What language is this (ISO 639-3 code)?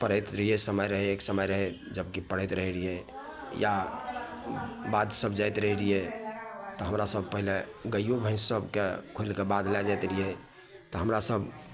mai